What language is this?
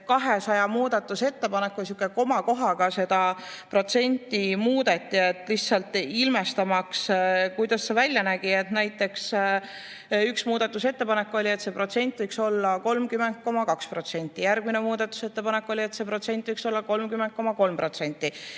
Estonian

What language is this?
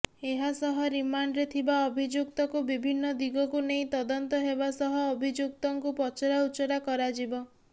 Odia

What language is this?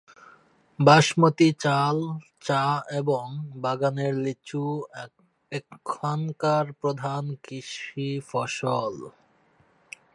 Bangla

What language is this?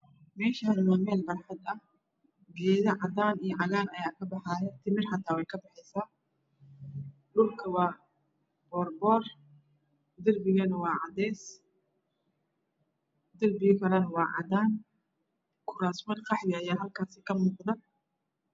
Somali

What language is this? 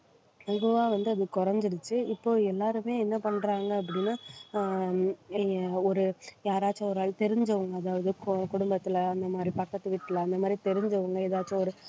Tamil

